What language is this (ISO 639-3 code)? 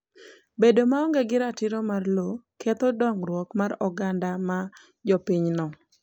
luo